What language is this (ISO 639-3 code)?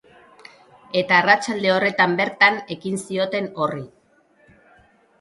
eus